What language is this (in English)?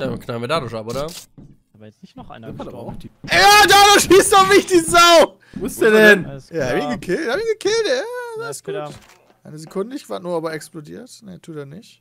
German